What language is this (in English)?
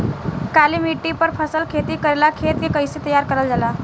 Bhojpuri